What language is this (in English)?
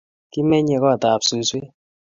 Kalenjin